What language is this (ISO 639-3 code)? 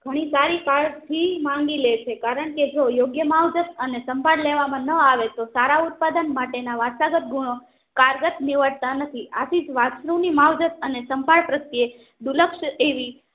guj